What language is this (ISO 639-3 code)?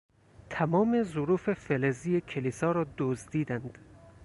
fas